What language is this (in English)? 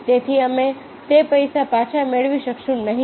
Gujarati